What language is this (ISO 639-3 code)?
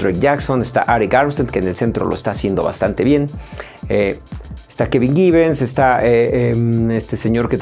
spa